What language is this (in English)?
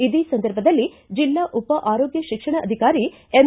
Kannada